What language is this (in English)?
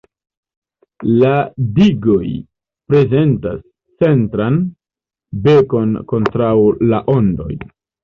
Esperanto